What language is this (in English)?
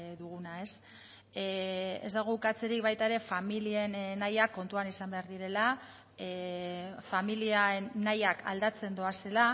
Basque